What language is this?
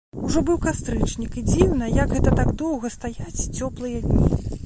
Belarusian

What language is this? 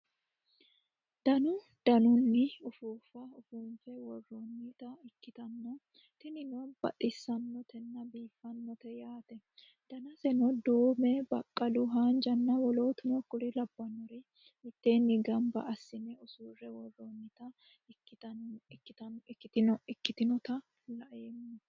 Sidamo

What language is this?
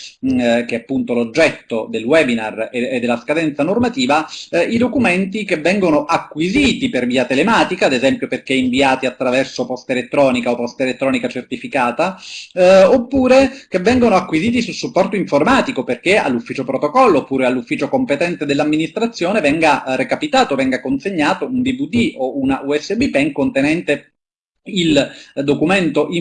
Italian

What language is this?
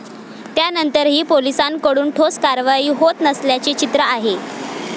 Marathi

